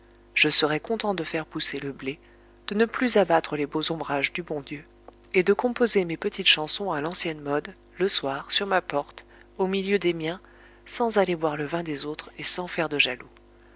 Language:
French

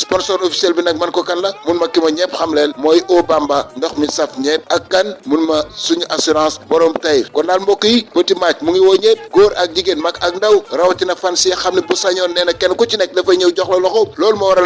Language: French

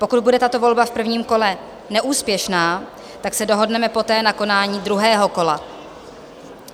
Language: Czech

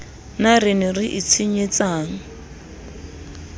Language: Southern Sotho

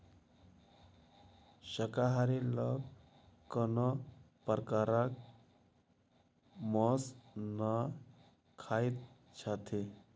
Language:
Maithili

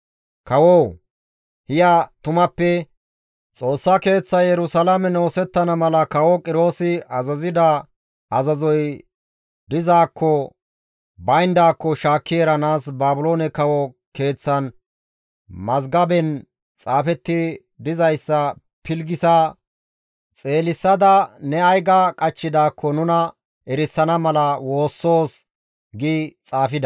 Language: Gamo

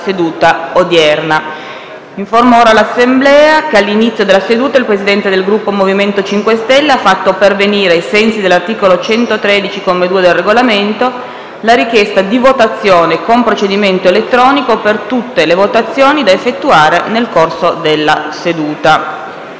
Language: Italian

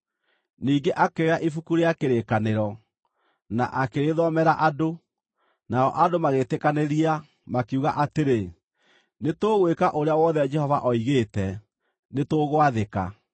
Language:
Kikuyu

